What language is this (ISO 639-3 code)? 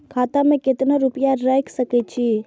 mai